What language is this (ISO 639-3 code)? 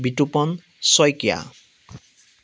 asm